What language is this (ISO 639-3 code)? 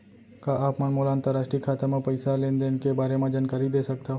hne